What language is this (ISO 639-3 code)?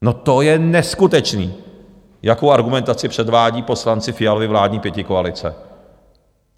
ces